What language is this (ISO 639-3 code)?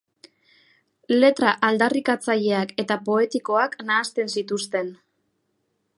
eus